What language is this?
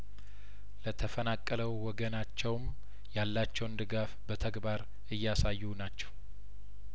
Amharic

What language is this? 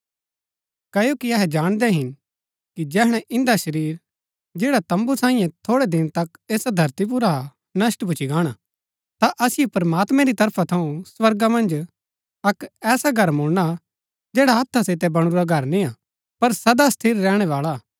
Gaddi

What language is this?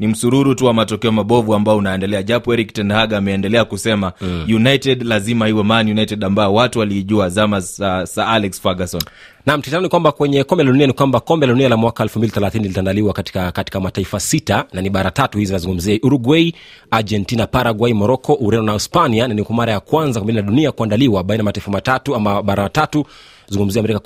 Swahili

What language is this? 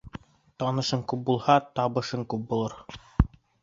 Bashkir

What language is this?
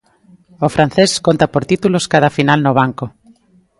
Galician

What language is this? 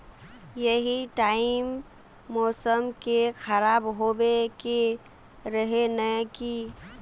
Magahi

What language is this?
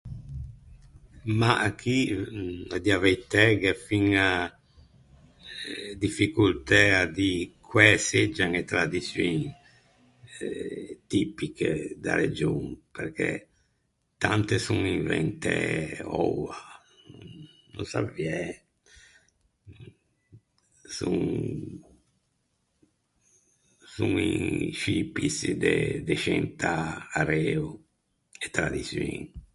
Ligurian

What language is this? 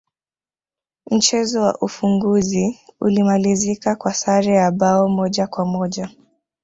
Swahili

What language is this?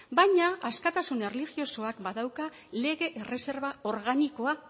Basque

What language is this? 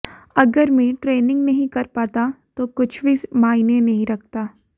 Hindi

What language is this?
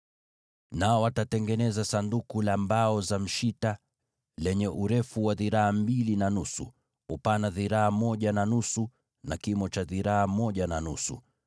Swahili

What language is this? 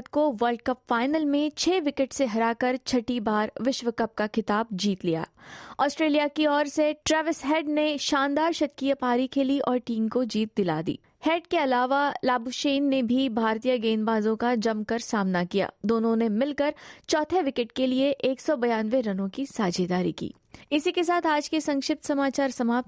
Hindi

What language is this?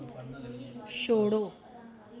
Dogri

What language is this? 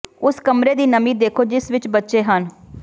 Punjabi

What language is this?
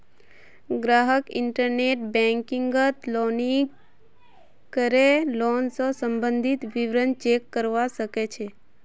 Magahi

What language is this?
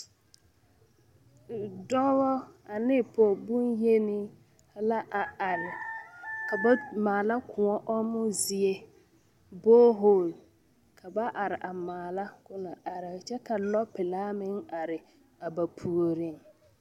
Southern Dagaare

